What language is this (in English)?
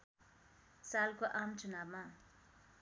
Nepali